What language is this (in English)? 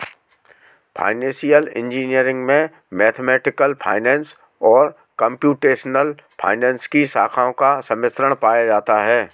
Hindi